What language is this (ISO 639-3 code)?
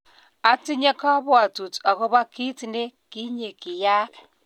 kln